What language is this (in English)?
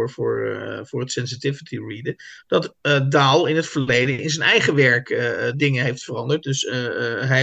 Dutch